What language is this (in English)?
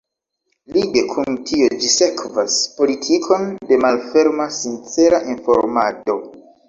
Esperanto